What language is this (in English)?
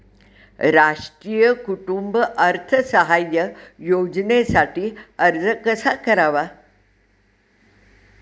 Marathi